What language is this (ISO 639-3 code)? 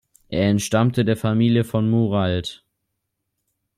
deu